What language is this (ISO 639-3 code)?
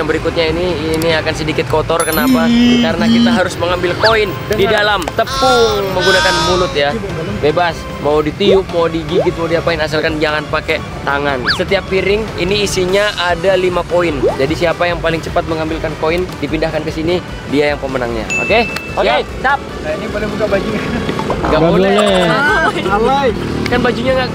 ind